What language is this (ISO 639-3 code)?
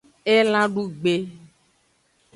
ajg